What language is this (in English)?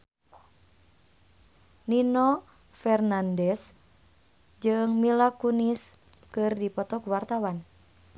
Sundanese